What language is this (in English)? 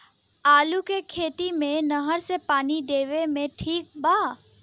Bhojpuri